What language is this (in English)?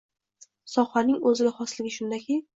Uzbek